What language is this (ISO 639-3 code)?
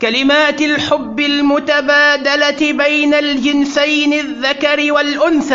ara